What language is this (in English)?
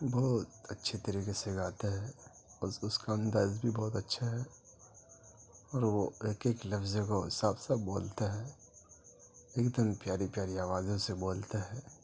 Urdu